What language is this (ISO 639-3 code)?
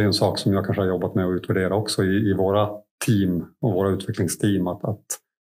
swe